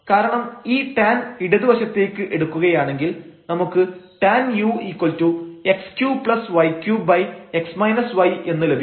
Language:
Malayalam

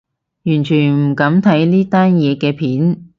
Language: Cantonese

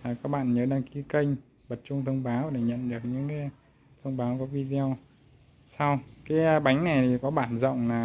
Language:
Vietnamese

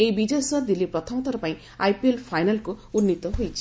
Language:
Odia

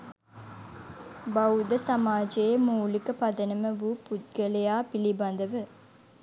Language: Sinhala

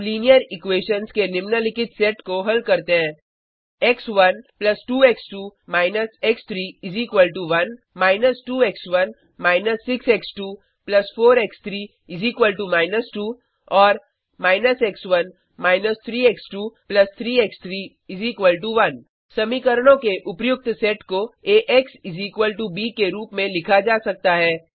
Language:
Hindi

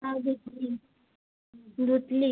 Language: Marathi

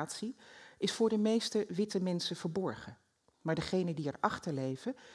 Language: Dutch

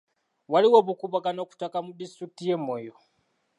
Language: Ganda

